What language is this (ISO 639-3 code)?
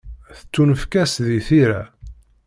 kab